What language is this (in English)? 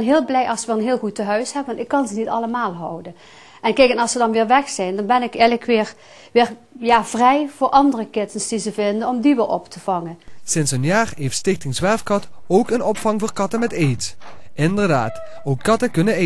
Dutch